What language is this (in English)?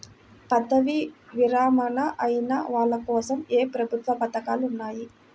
Telugu